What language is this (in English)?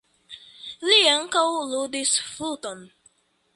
Esperanto